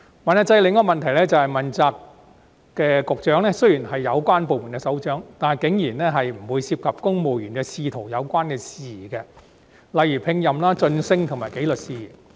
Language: Cantonese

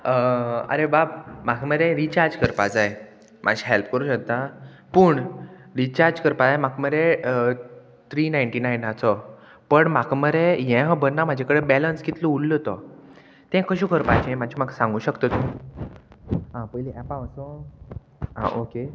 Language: Konkani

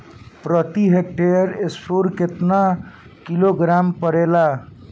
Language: Bhojpuri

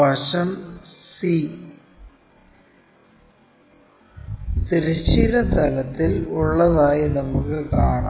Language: Malayalam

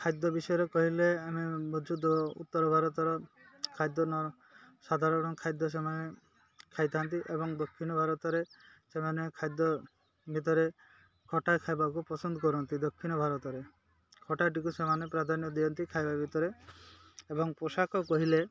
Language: Odia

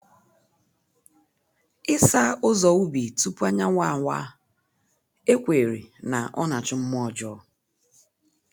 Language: Igbo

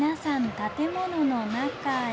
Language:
Japanese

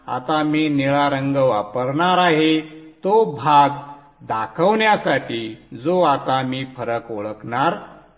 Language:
Marathi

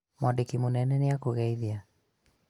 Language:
Kikuyu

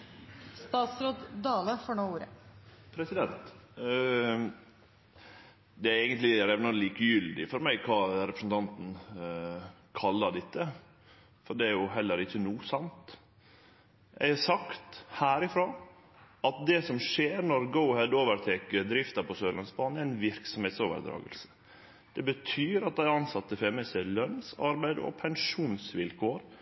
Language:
Norwegian Nynorsk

